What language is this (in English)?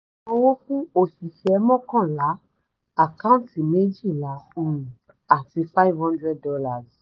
Yoruba